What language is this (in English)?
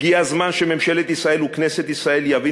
Hebrew